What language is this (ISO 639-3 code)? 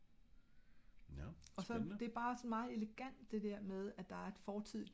dan